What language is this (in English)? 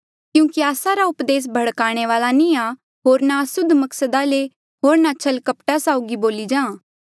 Mandeali